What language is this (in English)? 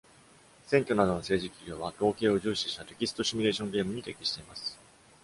Japanese